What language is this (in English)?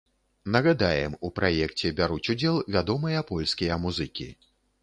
Belarusian